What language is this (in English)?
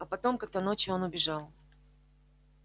Russian